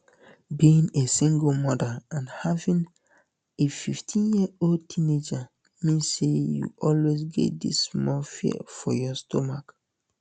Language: Nigerian Pidgin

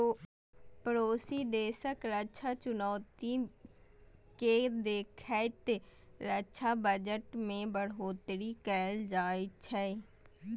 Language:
Maithili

